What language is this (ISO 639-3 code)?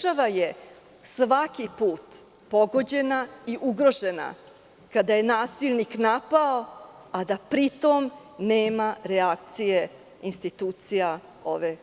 srp